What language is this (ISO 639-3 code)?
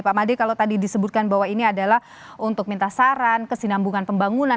ind